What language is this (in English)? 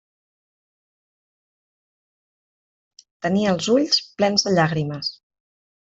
Catalan